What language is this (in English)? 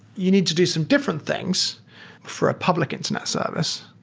English